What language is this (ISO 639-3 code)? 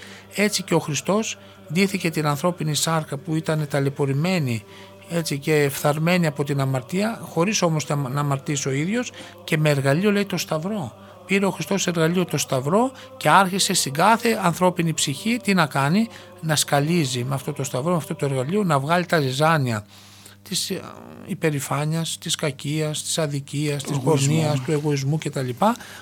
ell